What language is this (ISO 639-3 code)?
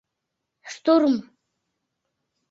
chm